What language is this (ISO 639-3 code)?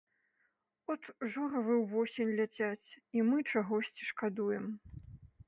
bel